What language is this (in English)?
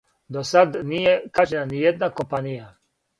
Serbian